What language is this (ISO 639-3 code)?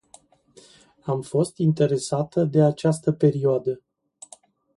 ron